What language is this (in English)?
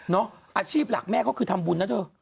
Thai